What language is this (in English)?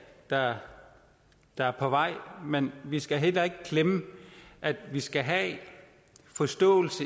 Danish